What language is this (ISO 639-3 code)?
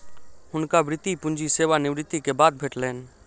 mai